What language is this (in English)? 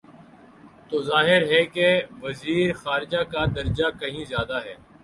Urdu